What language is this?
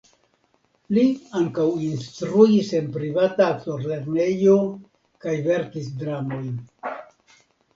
Esperanto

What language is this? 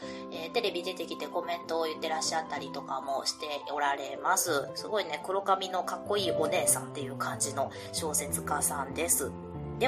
Japanese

